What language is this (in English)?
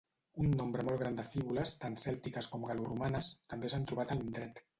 Catalan